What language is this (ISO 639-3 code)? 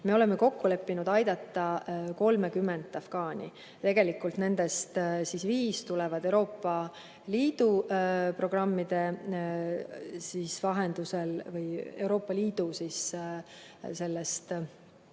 est